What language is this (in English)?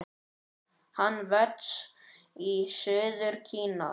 Icelandic